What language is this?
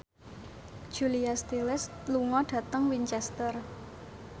Javanese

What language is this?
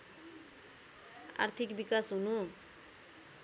Nepali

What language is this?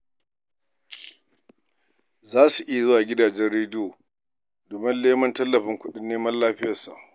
Hausa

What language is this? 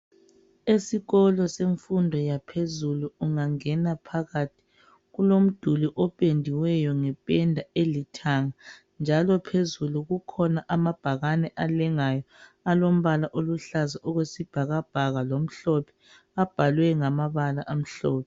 North Ndebele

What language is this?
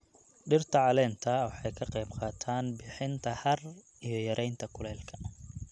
Somali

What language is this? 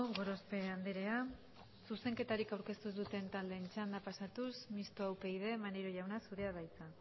Basque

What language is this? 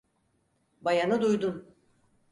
Turkish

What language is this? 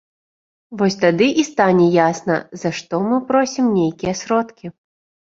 Belarusian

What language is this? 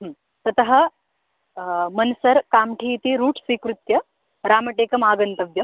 Sanskrit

